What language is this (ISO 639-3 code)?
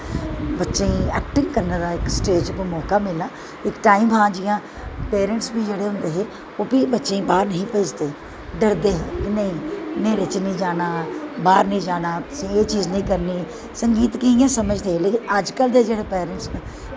doi